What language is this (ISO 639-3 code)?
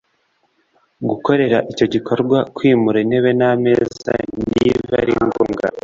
kin